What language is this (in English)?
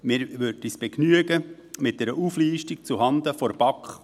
Swiss German